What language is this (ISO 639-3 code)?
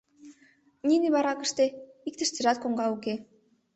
chm